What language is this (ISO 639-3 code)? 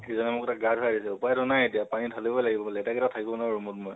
asm